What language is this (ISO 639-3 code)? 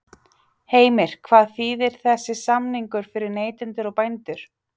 isl